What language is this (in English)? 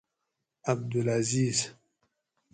Gawri